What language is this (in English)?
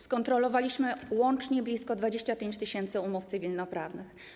Polish